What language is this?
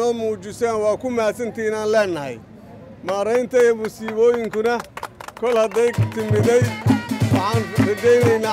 Arabic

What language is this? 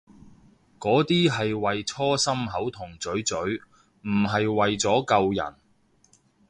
Cantonese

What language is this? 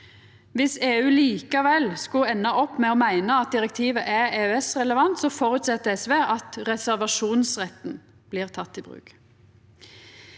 Norwegian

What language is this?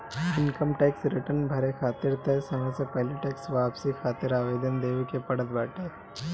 Bhojpuri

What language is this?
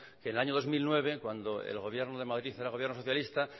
Spanish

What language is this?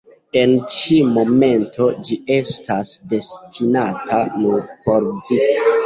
Esperanto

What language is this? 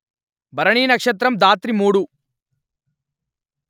Telugu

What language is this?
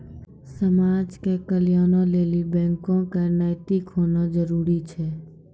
Maithili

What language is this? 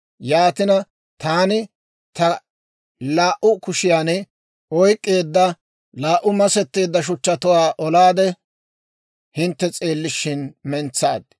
Dawro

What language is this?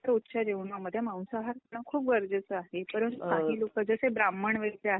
Marathi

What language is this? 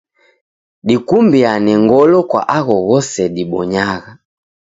Taita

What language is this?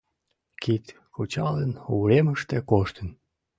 Mari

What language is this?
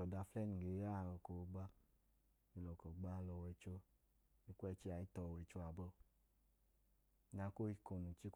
Idoma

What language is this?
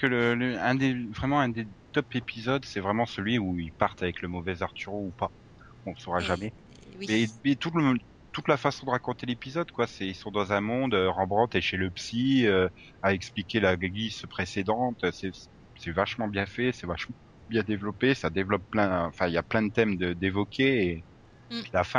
French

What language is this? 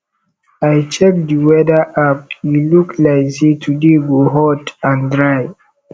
Nigerian Pidgin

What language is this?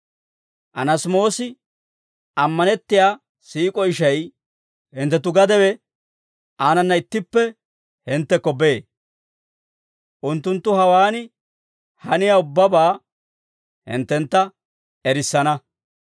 Dawro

